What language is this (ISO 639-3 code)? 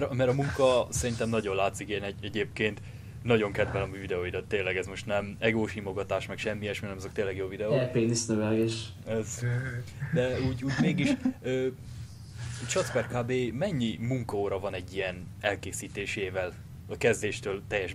hun